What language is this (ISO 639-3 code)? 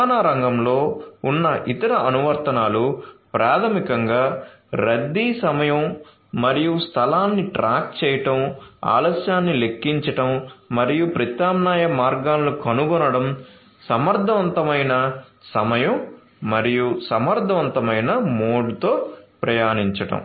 tel